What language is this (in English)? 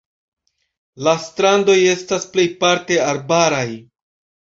Esperanto